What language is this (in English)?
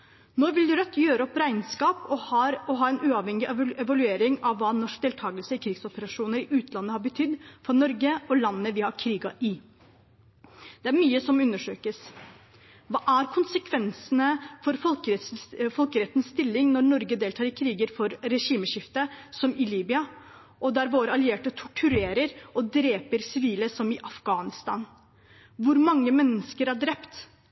Norwegian Bokmål